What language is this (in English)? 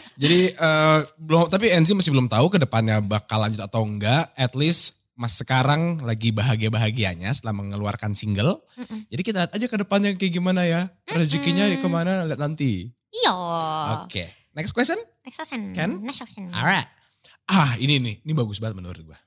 Indonesian